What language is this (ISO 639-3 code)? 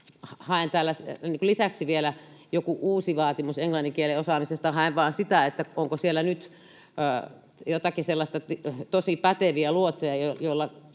fin